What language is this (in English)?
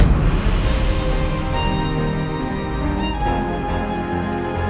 Indonesian